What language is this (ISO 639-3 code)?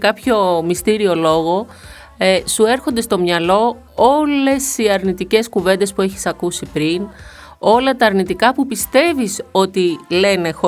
ell